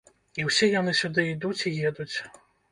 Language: Belarusian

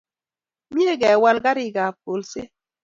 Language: Kalenjin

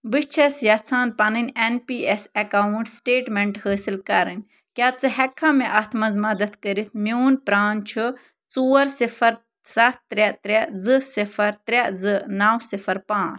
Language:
Kashmiri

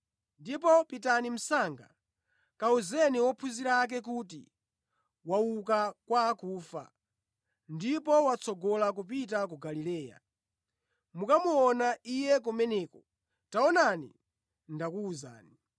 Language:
Nyanja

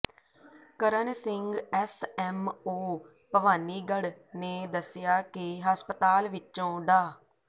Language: Punjabi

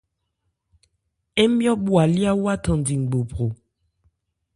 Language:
Ebrié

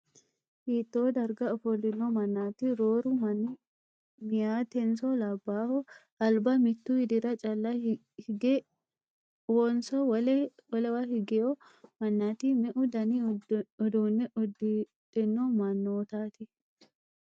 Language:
Sidamo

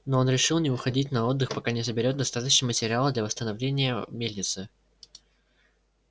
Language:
Russian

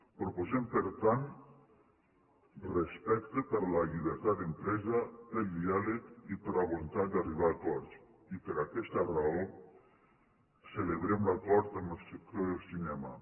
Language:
Catalan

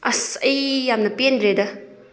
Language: Manipuri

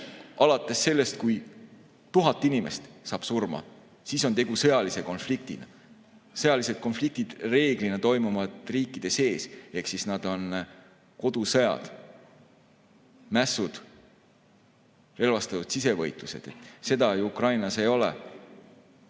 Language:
Estonian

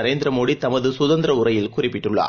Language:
Tamil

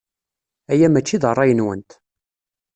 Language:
Kabyle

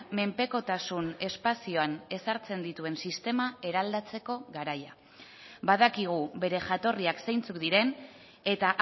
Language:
Basque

